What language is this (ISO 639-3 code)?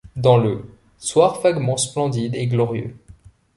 fra